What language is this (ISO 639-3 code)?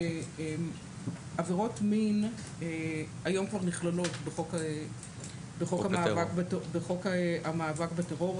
heb